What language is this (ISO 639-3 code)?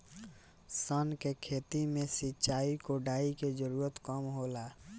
bho